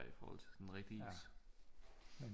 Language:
Danish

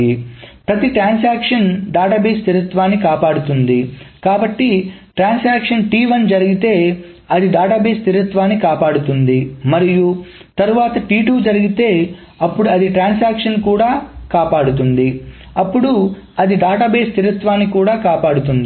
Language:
Telugu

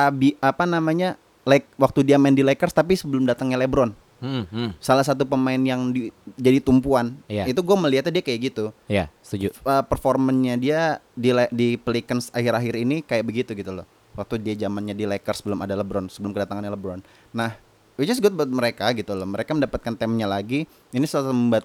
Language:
Indonesian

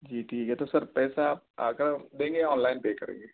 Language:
Urdu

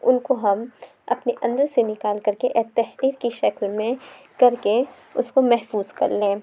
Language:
Urdu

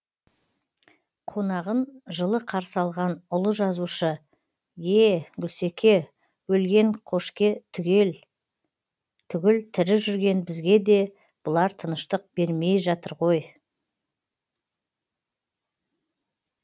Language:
Kazakh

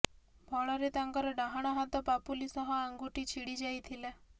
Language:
Odia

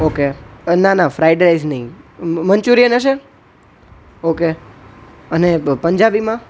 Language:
Gujarati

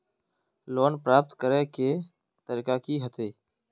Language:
Magahi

